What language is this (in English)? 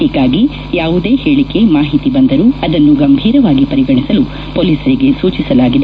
Kannada